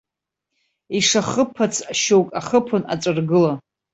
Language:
Abkhazian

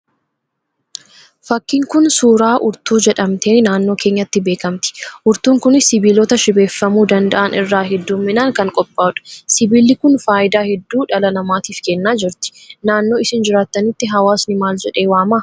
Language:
Oromo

